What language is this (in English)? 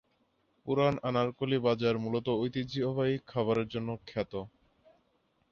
Bangla